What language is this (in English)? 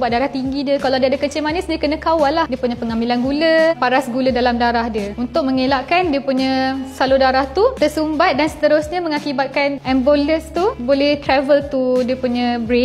Malay